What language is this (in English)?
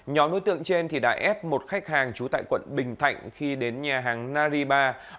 Vietnamese